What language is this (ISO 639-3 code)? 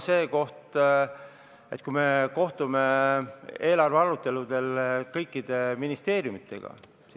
est